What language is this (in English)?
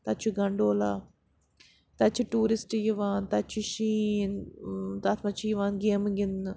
Kashmiri